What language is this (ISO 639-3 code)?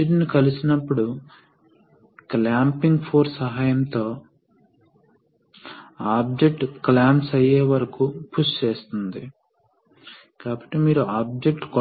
tel